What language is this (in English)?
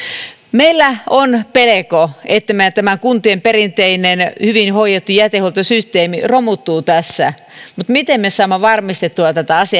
Finnish